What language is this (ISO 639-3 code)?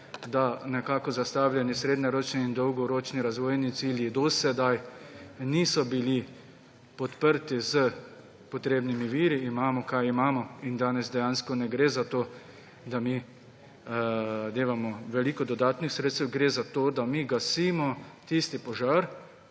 slv